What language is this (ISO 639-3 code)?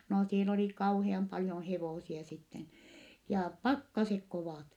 fin